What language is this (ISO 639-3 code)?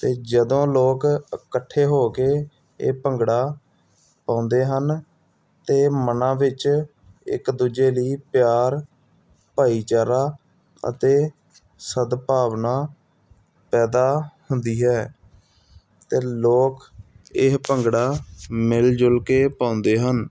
pan